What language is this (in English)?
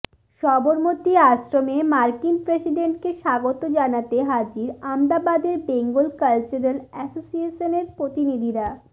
Bangla